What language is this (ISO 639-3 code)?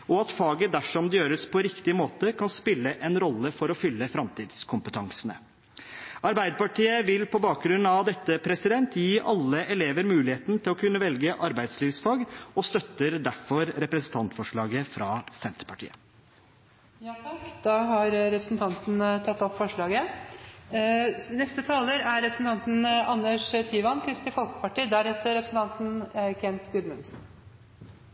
nob